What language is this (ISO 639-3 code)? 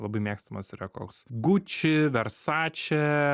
lit